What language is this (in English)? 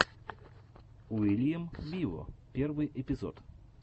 Russian